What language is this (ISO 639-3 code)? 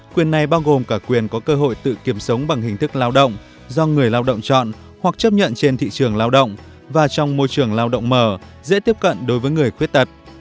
vie